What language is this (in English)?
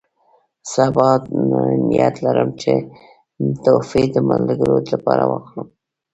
Pashto